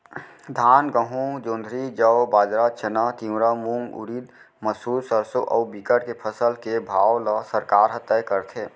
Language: Chhattisgarhi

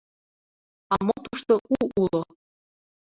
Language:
Mari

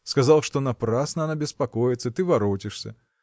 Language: Russian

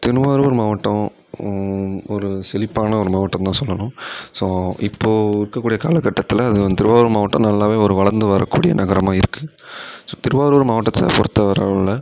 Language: Tamil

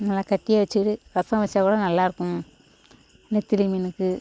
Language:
Tamil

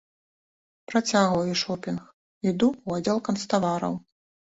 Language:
Belarusian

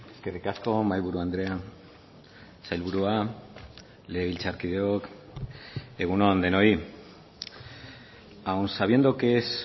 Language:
Basque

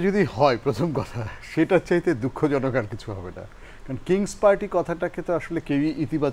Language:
Bangla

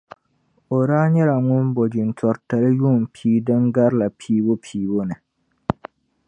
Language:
Dagbani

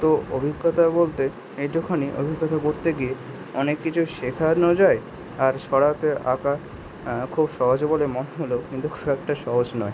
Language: Bangla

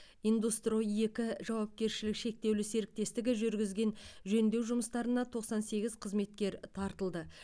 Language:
Kazakh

